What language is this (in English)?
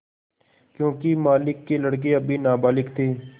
Hindi